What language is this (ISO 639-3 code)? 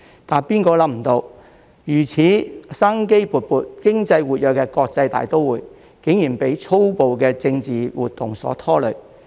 yue